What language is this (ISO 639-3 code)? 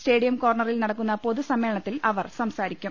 mal